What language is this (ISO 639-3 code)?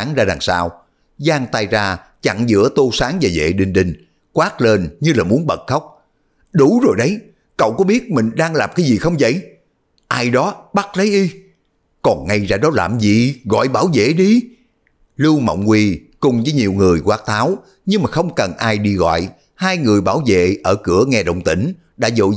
vie